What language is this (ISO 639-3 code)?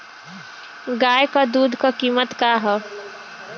bho